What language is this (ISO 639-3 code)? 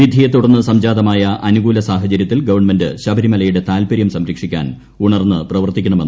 mal